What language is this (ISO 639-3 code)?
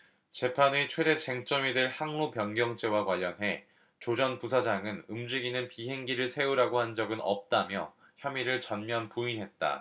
kor